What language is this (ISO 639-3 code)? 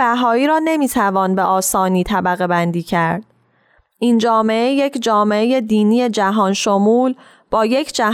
fas